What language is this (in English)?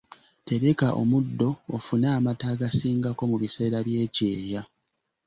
Ganda